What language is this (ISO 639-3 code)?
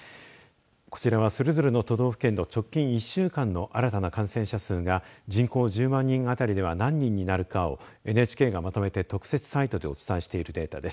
jpn